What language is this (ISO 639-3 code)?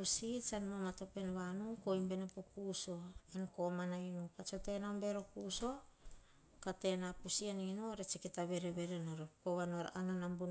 hah